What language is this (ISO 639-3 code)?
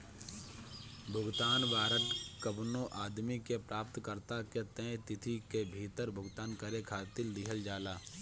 bho